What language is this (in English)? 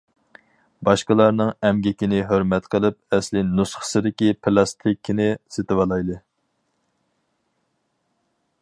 Uyghur